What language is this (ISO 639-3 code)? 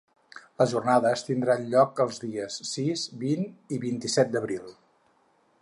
cat